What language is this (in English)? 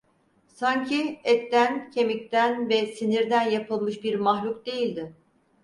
Turkish